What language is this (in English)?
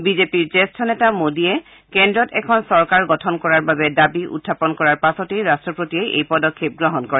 Assamese